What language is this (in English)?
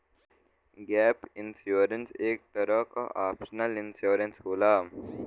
Bhojpuri